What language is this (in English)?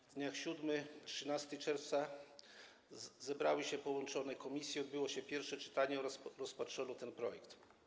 Polish